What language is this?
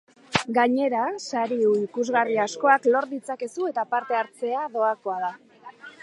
Basque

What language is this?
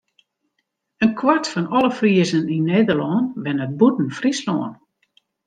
Western Frisian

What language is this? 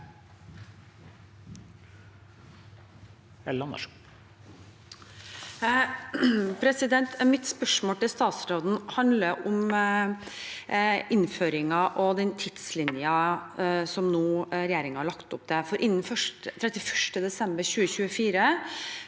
Norwegian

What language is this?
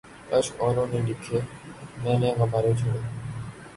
Urdu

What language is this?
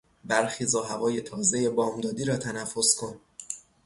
Persian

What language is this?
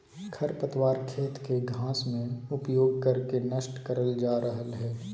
Magahi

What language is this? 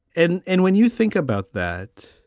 English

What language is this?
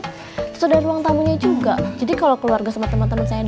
Indonesian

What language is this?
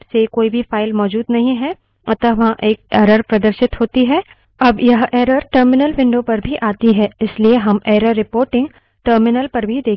Hindi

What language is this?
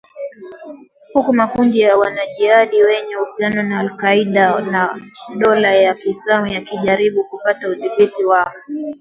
Swahili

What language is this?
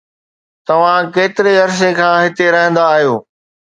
Sindhi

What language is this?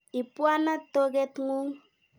Kalenjin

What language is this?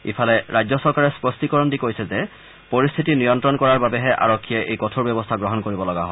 Assamese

